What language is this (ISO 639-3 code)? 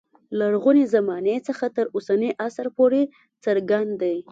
pus